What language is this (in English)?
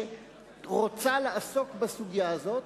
Hebrew